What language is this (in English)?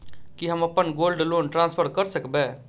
Maithili